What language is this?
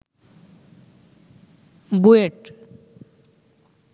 Bangla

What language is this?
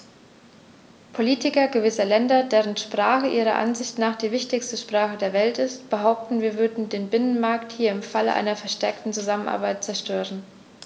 German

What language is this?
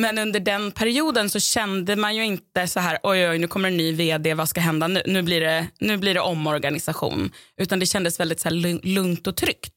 Swedish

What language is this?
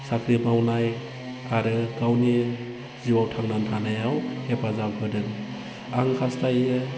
Bodo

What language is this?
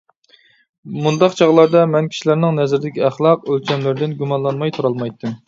Uyghur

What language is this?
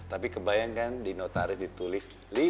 Indonesian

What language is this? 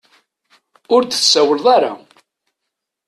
Kabyle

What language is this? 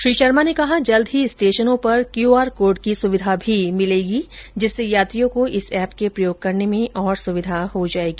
Hindi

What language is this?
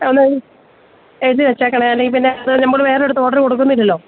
Malayalam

